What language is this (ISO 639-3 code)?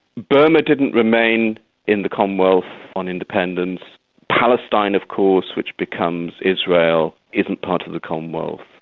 eng